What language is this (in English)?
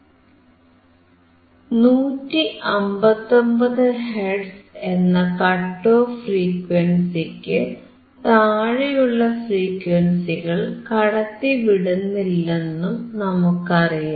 Malayalam